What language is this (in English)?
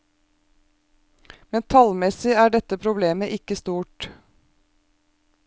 Norwegian